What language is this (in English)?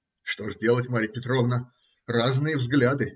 Russian